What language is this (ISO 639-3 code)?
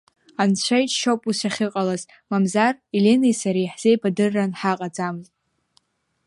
abk